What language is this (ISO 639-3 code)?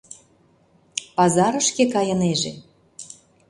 chm